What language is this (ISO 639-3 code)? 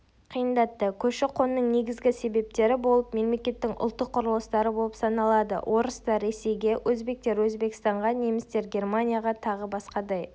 kaz